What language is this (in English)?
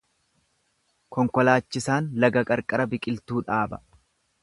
Oromo